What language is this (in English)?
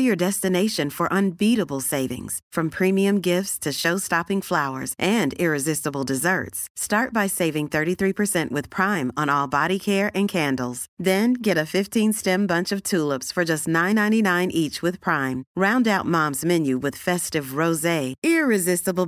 Dutch